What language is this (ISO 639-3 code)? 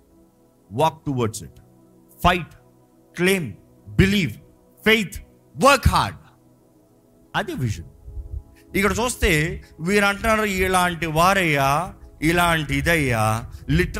tel